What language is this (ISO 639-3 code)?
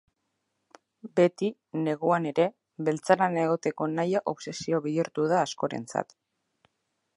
eus